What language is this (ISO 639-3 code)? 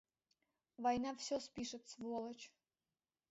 chm